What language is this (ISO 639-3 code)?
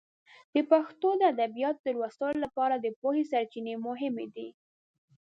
pus